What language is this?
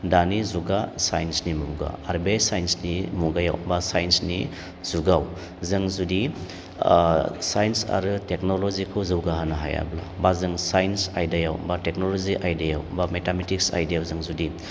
Bodo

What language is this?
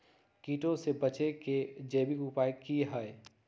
Magahi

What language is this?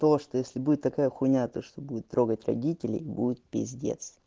Russian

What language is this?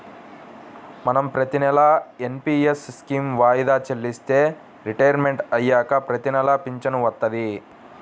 Telugu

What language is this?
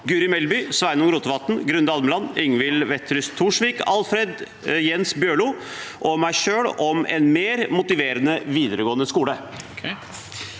Norwegian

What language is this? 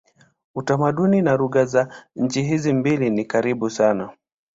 Swahili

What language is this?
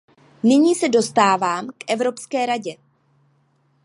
Czech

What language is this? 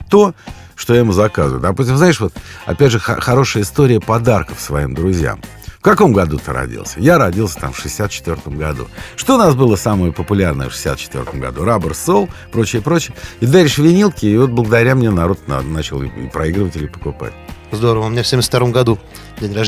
Russian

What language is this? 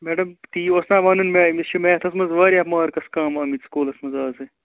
Kashmiri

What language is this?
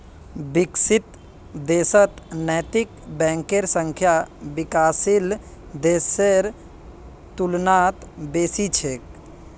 Magahi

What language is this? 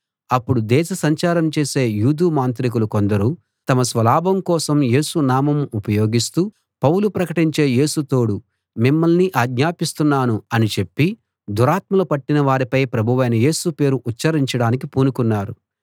Telugu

